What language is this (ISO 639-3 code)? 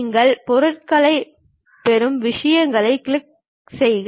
tam